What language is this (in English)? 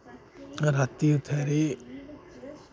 Dogri